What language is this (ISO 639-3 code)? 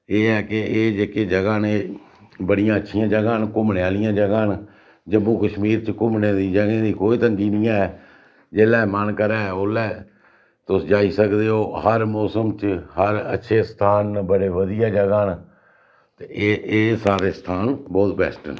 doi